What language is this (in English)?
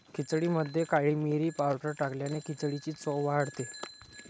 Marathi